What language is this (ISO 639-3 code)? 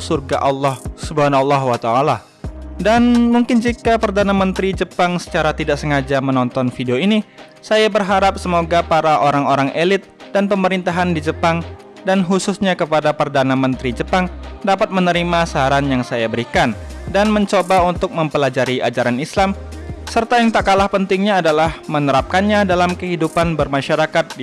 ind